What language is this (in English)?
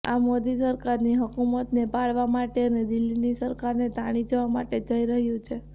Gujarati